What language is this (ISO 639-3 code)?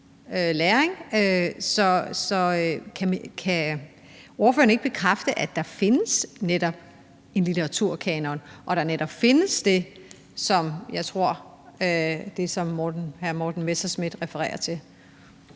dan